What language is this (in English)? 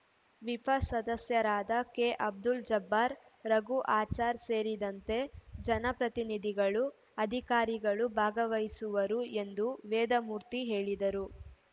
Kannada